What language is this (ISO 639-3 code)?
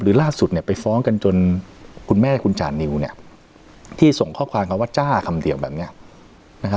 tha